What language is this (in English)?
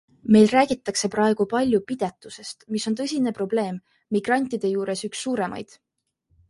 Estonian